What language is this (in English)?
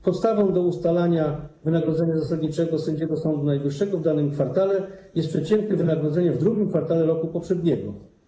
Polish